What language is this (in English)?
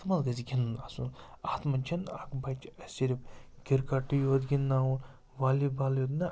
Kashmiri